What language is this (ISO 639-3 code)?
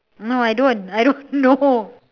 eng